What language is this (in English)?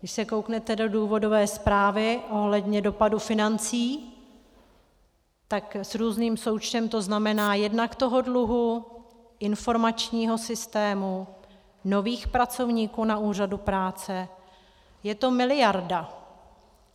Czech